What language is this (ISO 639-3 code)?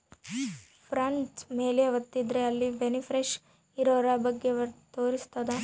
kan